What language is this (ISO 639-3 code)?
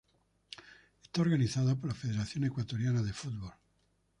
spa